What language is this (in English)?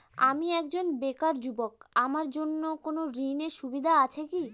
Bangla